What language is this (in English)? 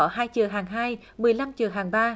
Vietnamese